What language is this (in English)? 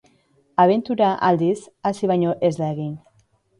Basque